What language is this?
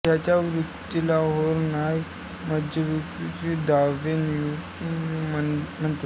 Marathi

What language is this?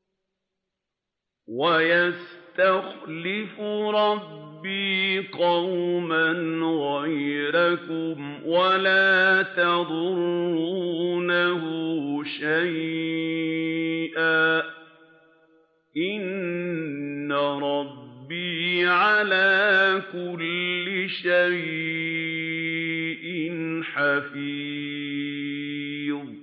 Arabic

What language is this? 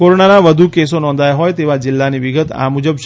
Gujarati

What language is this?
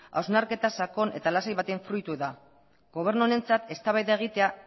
Basque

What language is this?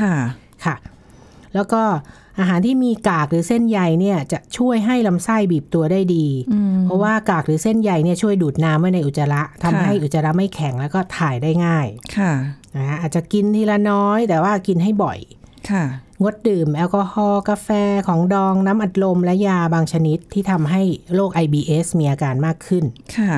Thai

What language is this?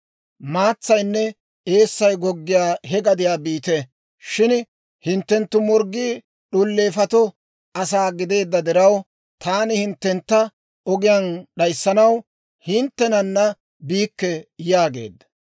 Dawro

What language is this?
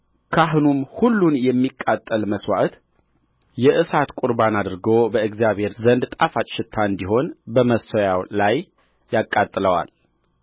Amharic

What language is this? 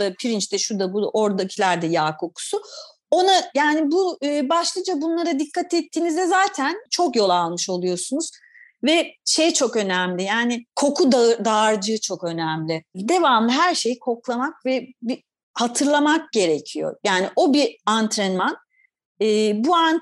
Turkish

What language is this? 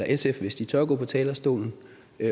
Danish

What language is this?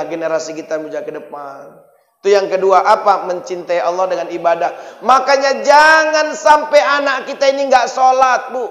Indonesian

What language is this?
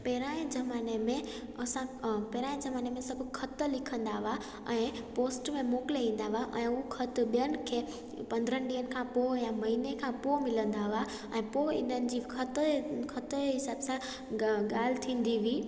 Sindhi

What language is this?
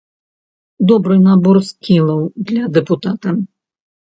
Belarusian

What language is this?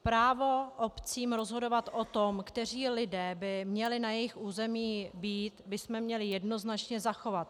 Czech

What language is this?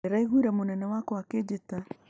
Kikuyu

